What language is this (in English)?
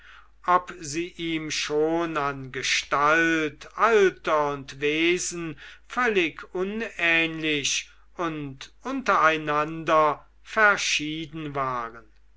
German